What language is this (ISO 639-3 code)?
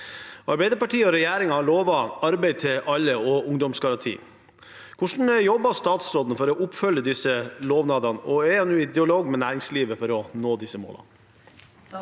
nor